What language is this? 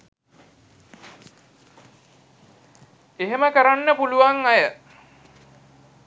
Sinhala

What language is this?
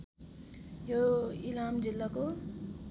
Nepali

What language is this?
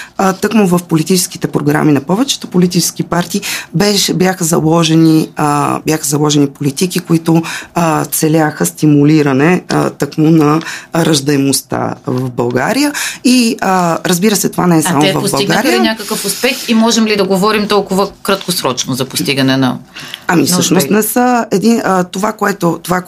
Bulgarian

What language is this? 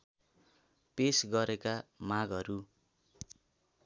Nepali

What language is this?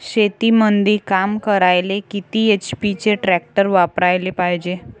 Marathi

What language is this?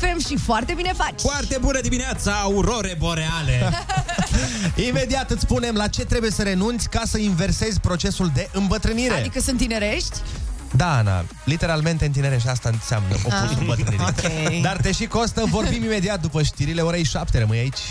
Romanian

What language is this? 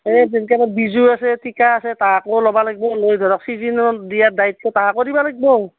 Assamese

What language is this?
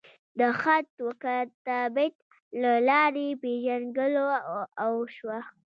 Pashto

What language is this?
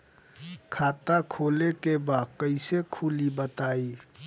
Bhojpuri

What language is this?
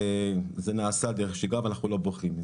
Hebrew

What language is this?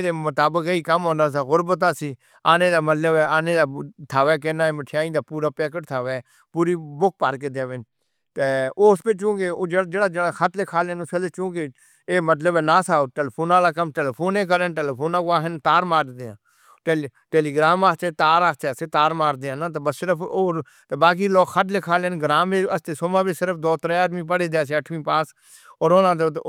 Northern Hindko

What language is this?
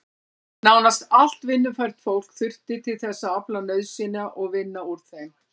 Icelandic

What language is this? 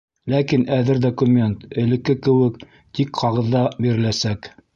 Bashkir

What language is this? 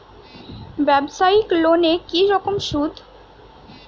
Bangla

